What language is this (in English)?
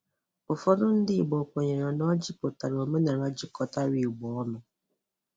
Igbo